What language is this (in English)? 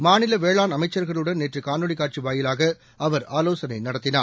Tamil